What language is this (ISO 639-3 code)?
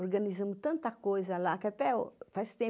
por